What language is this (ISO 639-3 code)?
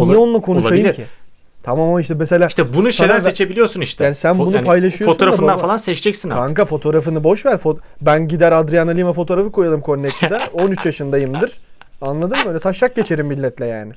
tur